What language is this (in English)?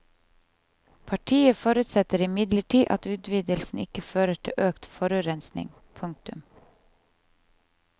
Norwegian